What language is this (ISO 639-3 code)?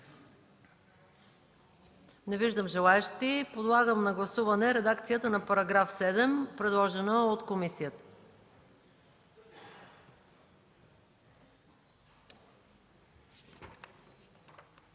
bul